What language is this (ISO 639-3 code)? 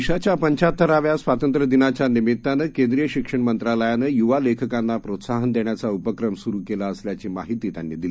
mar